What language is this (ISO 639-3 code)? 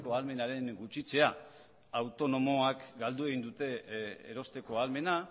eus